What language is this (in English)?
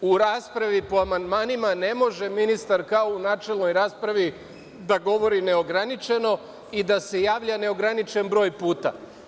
Serbian